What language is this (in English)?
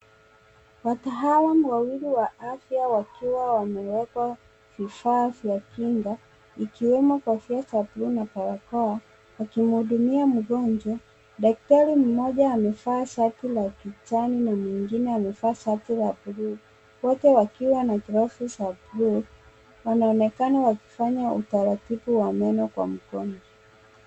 Swahili